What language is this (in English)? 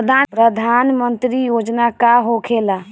Bhojpuri